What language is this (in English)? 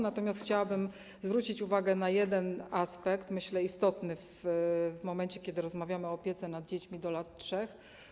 Polish